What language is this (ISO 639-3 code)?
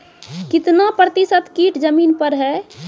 mai